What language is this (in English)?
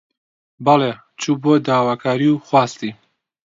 Central Kurdish